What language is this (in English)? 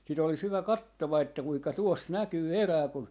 Finnish